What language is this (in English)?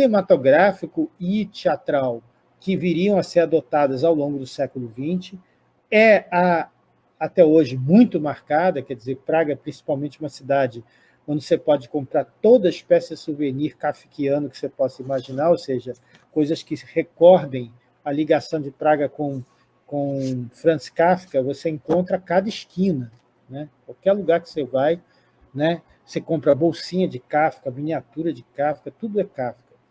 Portuguese